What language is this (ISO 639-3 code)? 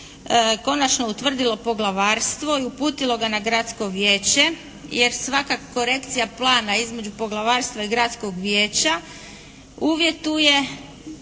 hrv